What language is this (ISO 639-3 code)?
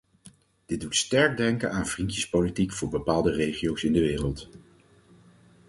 nld